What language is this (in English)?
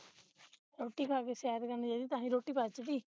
Punjabi